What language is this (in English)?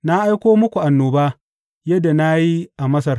Hausa